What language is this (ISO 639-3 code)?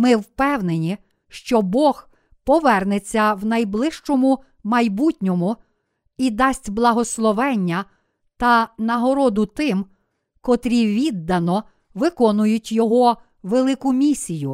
ukr